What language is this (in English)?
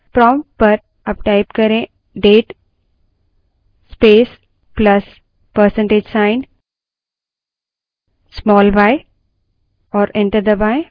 Hindi